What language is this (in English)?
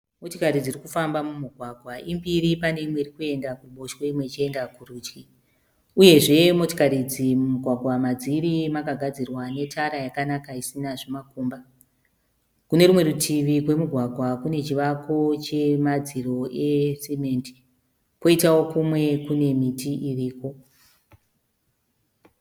Shona